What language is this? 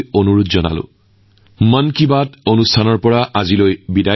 Assamese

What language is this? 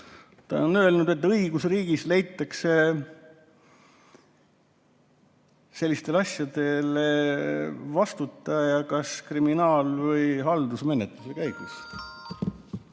Estonian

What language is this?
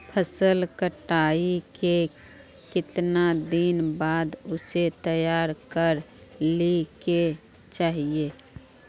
Magahi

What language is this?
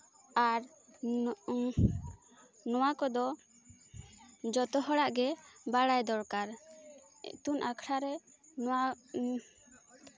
Santali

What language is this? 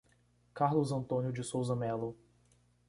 Portuguese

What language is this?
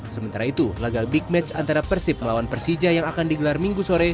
Indonesian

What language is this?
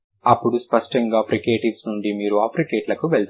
Telugu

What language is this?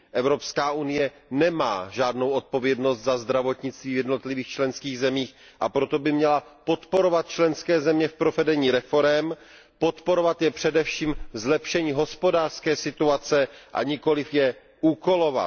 Czech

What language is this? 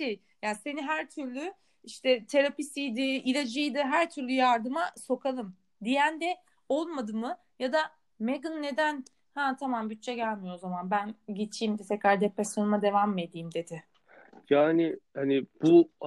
Turkish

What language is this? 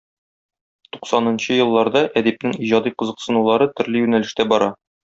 Tatar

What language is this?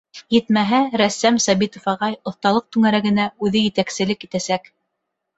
Bashkir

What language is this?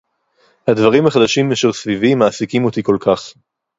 Hebrew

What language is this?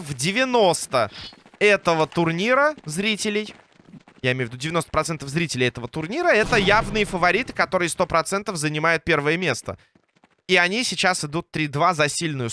Russian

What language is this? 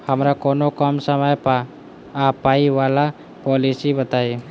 Maithili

